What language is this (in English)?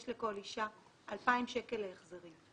Hebrew